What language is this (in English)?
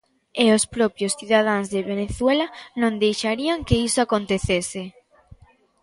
Galician